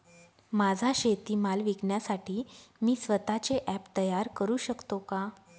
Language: Marathi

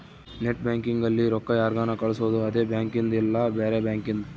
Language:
Kannada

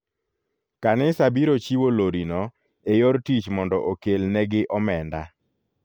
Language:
Luo (Kenya and Tanzania)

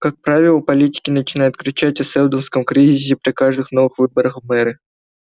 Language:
Russian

